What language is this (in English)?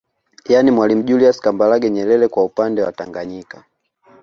Swahili